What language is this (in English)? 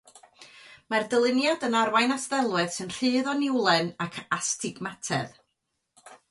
Welsh